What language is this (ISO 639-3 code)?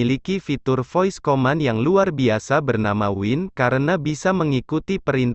ind